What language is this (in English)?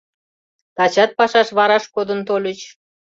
Mari